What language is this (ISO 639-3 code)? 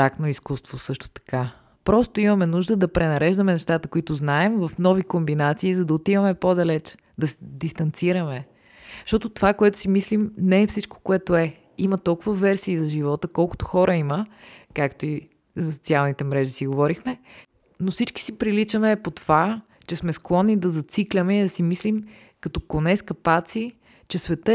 bul